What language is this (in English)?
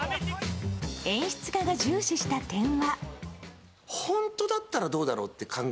Japanese